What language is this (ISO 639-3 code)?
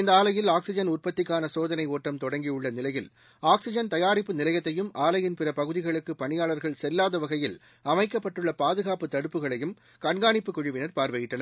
tam